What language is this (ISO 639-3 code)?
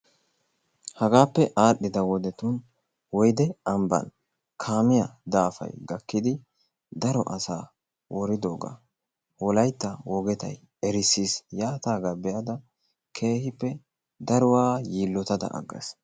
wal